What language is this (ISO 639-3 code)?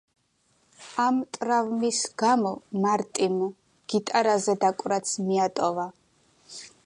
kat